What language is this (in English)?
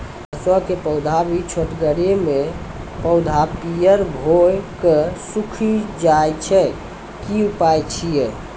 Maithili